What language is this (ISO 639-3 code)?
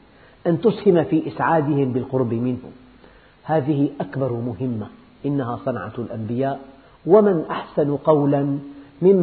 ara